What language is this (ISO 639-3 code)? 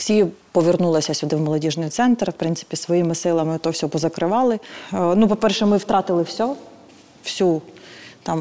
ukr